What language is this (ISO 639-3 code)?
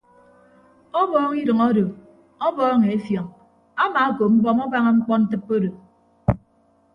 ibb